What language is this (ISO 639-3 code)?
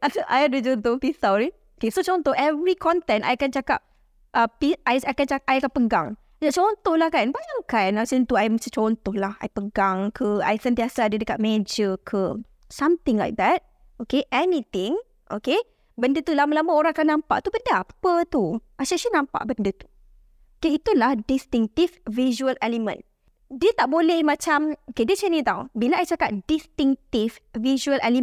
msa